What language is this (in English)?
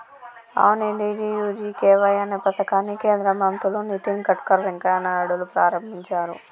Telugu